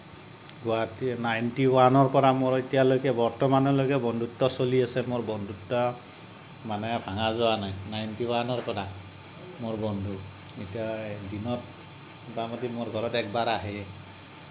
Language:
Assamese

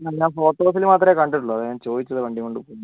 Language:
Malayalam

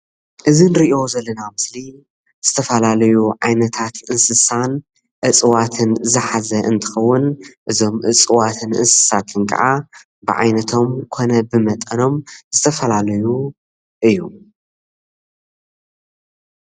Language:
Tigrinya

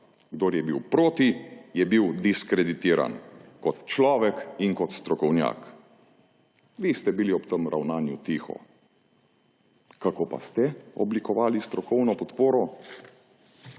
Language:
Slovenian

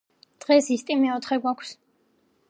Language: Georgian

